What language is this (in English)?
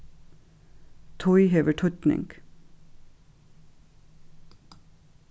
Faroese